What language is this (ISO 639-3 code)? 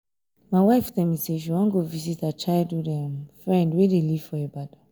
pcm